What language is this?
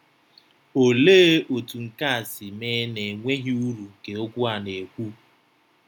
Igbo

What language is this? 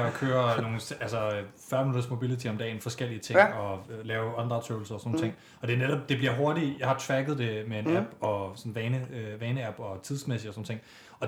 Danish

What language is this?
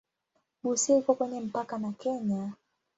Swahili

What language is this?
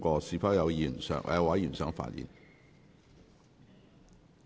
Cantonese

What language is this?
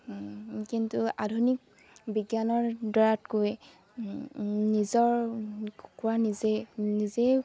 Assamese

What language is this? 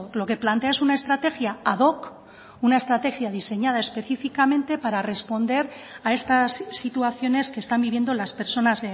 Spanish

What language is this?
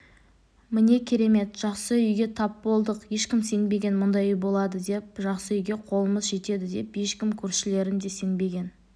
Kazakh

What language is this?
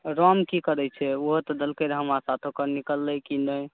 Maithili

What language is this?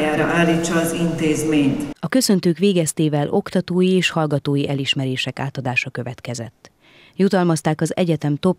Hungarian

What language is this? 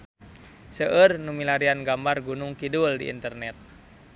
Sundanese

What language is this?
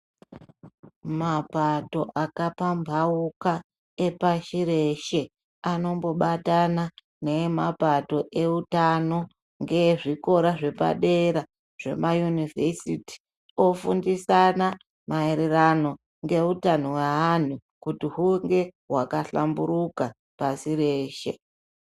Ndau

